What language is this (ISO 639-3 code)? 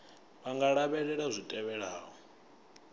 ven